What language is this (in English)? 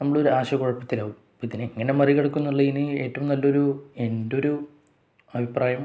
Malayalam